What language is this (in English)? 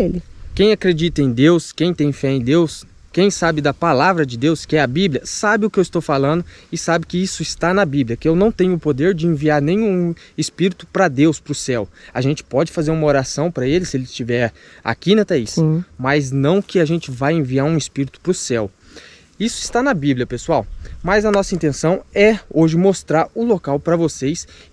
Portuguese